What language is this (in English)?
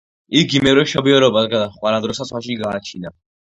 Georgian